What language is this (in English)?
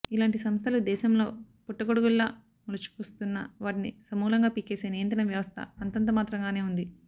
Telugu